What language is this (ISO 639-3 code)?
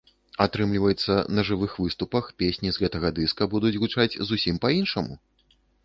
bel